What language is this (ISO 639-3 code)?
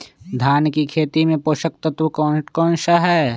mag